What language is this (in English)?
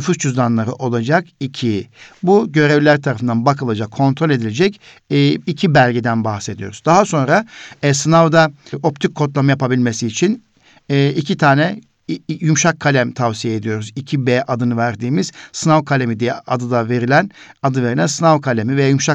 Turkish